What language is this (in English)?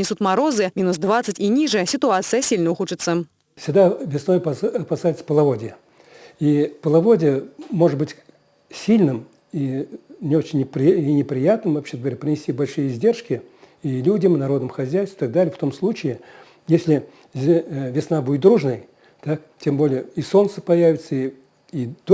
Russian